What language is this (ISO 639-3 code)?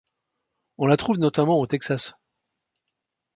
fra